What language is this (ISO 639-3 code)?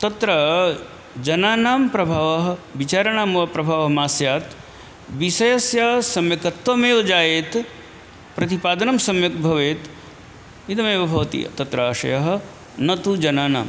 san